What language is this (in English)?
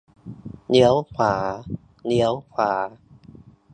Thai